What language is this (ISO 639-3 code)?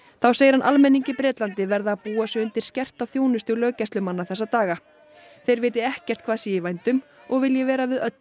isl